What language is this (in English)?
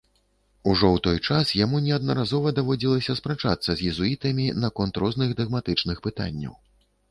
Belarusian